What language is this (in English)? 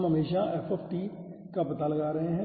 Hindi